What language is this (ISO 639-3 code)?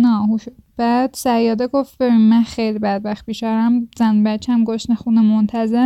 fas